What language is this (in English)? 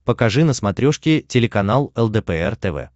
Russian